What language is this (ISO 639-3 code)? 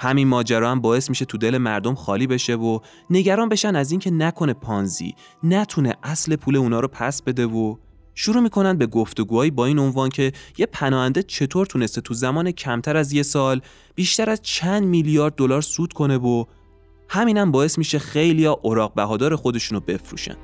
fas